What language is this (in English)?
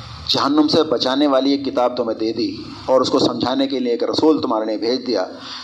Urdu